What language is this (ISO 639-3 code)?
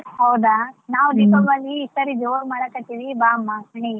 kan